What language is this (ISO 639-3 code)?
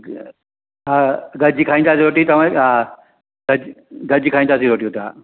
snd